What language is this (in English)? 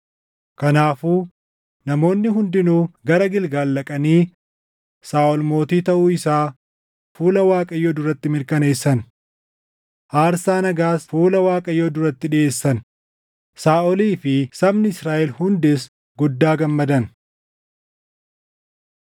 Oromo